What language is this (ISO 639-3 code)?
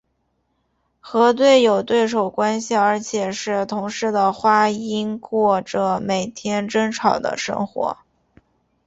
zho